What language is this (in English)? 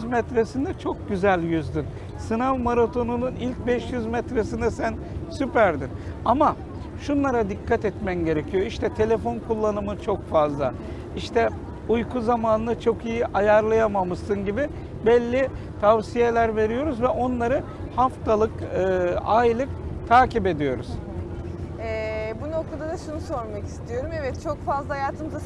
Turkish